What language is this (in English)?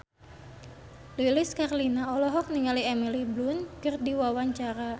Sundanese